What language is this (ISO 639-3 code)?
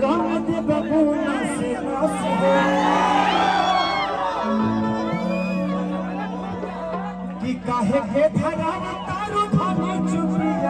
ara